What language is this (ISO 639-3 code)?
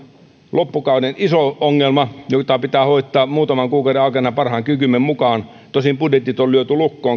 fin